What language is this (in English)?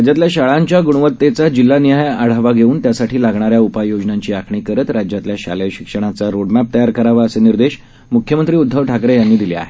Marathi